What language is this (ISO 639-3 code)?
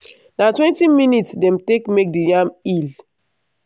pcm